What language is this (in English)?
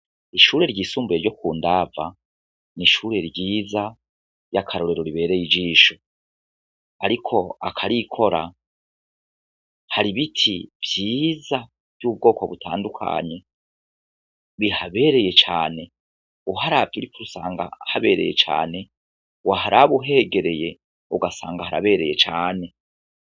Rundi